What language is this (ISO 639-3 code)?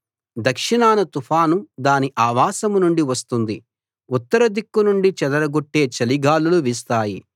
tel